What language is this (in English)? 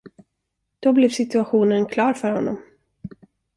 Swedish